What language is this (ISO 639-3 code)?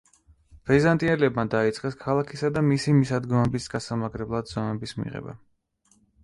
kat